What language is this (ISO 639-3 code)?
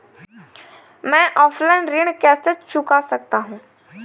hin